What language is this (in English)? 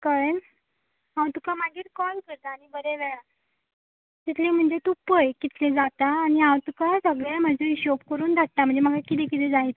Konkani